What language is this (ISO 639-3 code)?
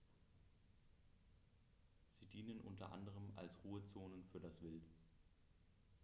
deu